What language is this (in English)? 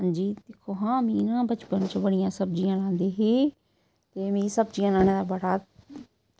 Dogri